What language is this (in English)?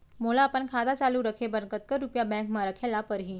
Chhattisgarhi